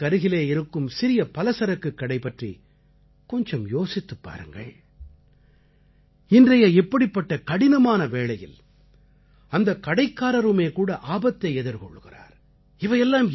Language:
Tamil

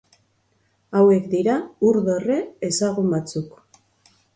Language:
Basque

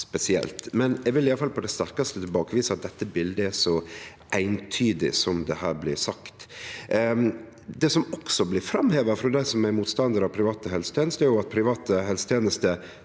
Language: Norwegian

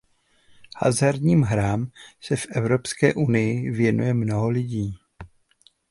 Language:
Czech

